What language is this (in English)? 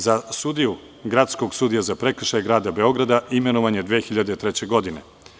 Serbian